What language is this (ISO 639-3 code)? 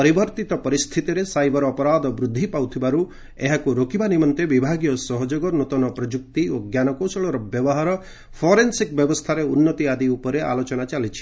ori